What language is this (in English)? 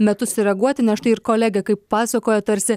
Lithuanian